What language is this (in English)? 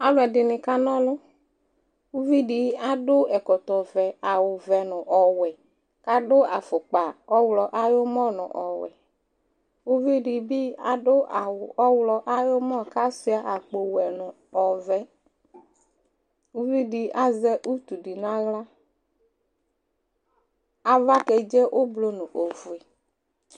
Ikposo